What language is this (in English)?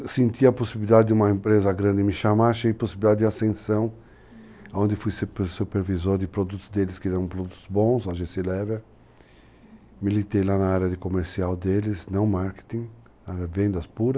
Portuguese